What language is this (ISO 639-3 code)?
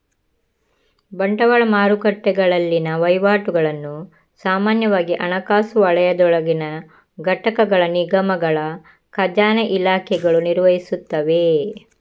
kan